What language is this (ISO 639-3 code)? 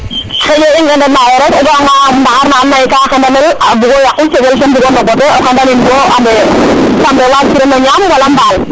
srr